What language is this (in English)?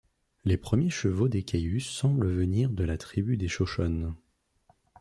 French